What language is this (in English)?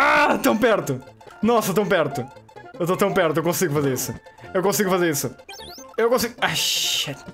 Portuguese